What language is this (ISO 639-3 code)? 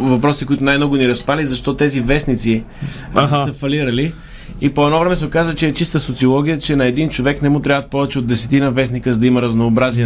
bul